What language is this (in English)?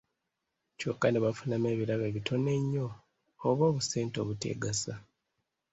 Ganda